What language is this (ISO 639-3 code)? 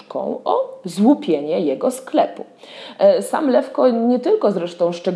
pol